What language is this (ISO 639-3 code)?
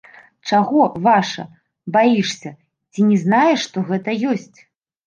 bel